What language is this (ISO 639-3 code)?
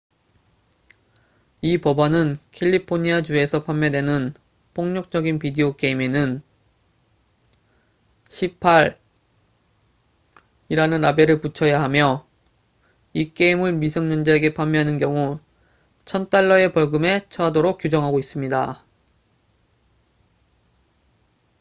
kor